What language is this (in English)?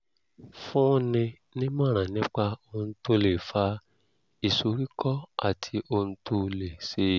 Yoruba